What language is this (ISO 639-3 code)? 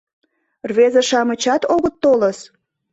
chm